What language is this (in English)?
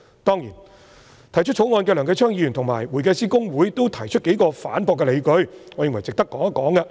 Cantonese